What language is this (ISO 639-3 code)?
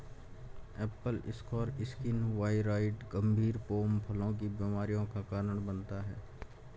hin